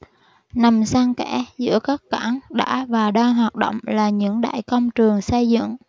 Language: Vietnamese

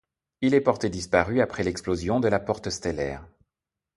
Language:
French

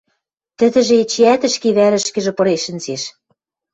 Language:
Western Mari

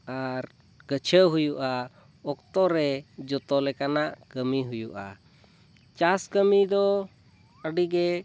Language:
Santali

